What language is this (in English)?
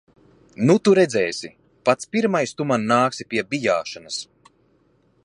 Latvian